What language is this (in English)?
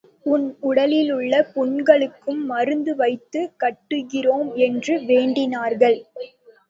Tamil